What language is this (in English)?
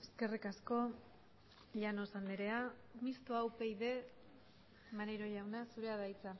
Basque